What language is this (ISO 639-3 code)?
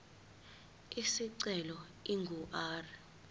zul